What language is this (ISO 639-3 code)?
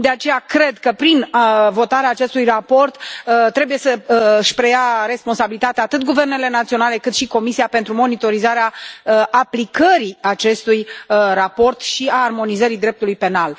ron